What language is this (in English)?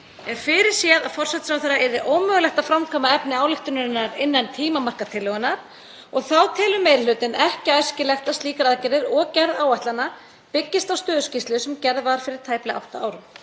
Icelandic